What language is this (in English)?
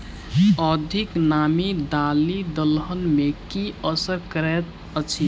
Maithili